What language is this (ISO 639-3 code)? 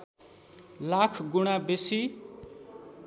nep